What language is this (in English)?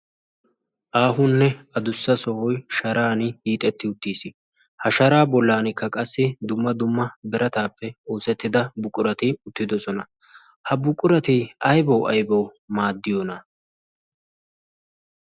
Wolaytta